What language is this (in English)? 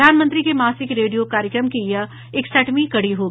Hindi